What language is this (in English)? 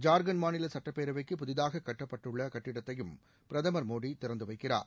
Tamil